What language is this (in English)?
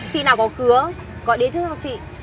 Vietnamese